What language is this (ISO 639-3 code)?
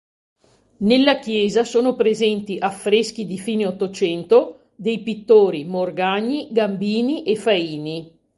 ita